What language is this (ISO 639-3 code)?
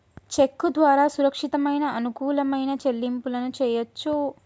tel